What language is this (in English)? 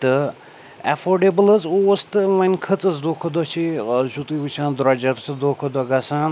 Kashmiri